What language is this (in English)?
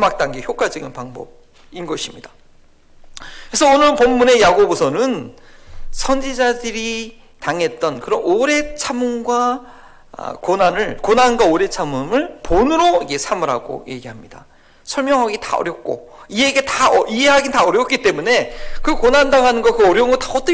Korean